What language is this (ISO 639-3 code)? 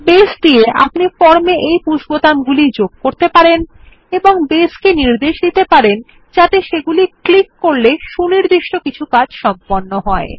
ben